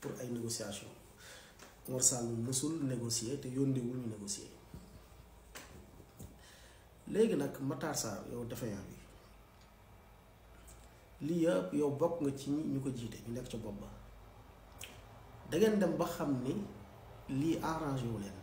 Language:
Arabic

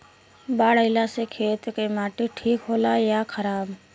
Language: Bhojpuri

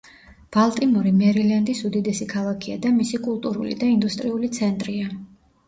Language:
Georgian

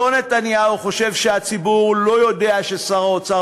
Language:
Hebrew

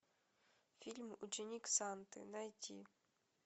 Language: Russian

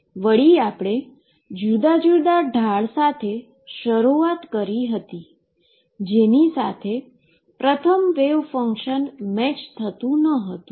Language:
Gujarati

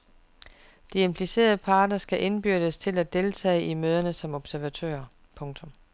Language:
Danish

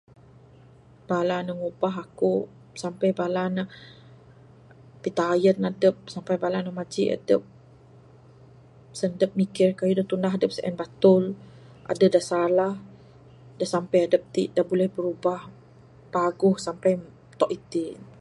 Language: Bukar-Sadung Bidayuh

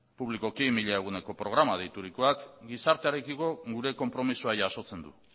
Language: Basque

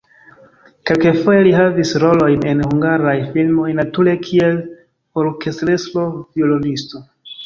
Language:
Esperanto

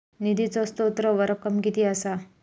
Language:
Marathi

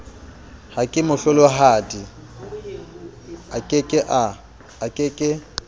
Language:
Southern Sotho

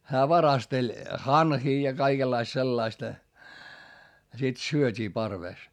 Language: Finnish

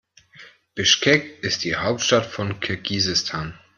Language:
German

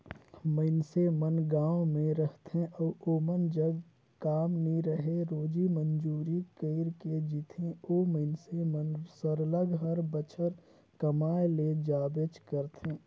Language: Chhattisgarhi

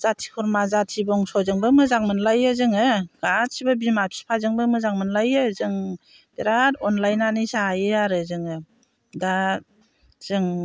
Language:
Bodo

